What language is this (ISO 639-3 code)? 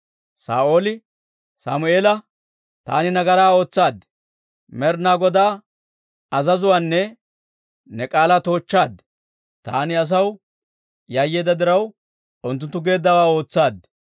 dwr